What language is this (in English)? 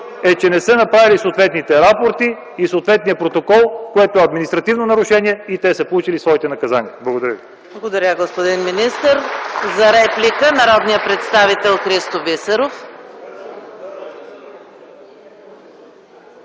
Bulgarian